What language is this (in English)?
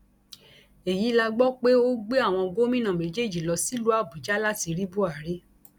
Yoruba